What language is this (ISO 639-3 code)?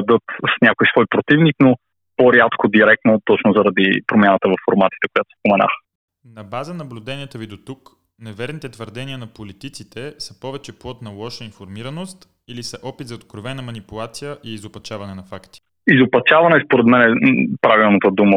bul